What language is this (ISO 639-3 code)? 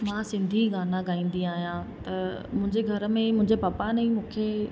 snd